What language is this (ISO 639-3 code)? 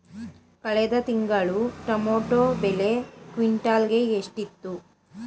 kan